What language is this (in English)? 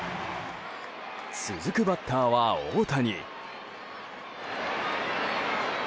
Japanese